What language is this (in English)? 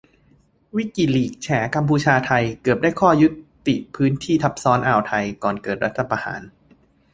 Thai